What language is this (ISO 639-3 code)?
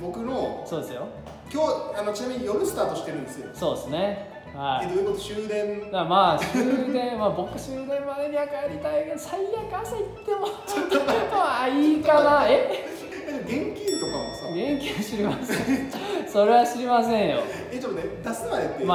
jpn